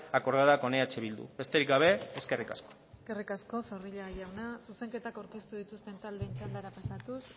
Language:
Basque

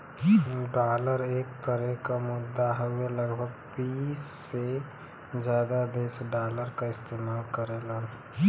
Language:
Bhojpuri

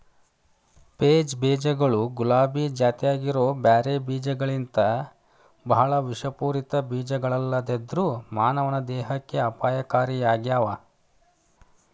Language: Kannada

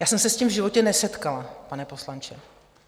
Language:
Czech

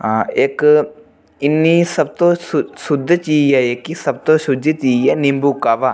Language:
Dogri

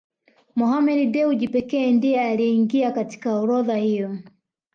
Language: Swahili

